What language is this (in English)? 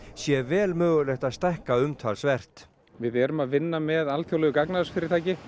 Icelandic